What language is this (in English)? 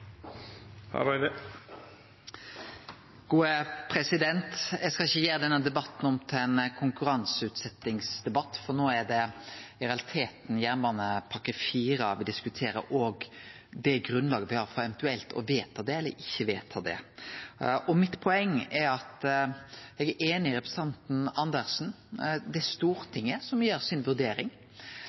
Norwegian